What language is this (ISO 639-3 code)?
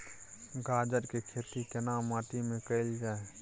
mai